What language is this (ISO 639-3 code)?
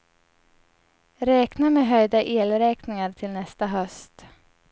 swe